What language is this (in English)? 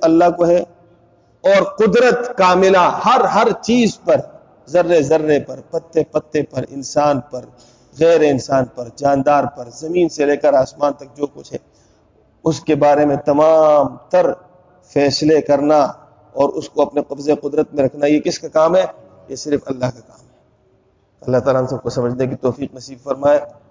Urdu